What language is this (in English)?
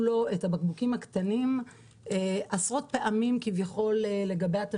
Hebrew